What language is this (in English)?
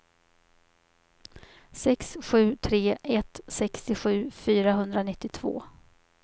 Swedish